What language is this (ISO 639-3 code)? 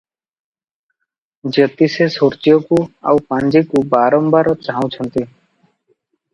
ori